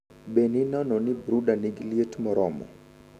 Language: Luo (Kenya and Tanzania)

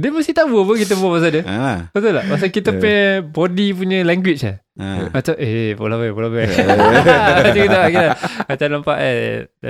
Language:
Malay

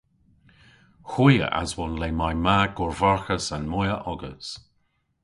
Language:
Cornish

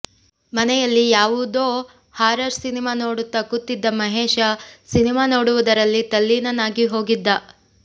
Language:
Kannada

